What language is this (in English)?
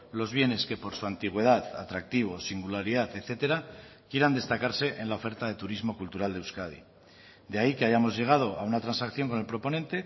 Spanish